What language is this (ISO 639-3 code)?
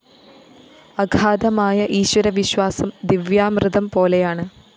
mal